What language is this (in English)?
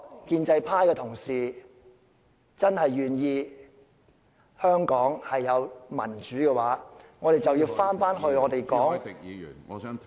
Cantonese